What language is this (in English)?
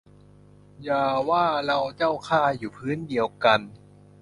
Thai